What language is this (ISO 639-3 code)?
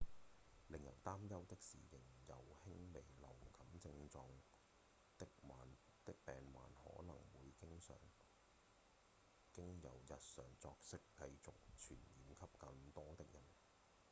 yue